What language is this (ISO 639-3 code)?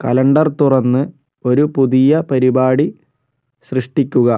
mal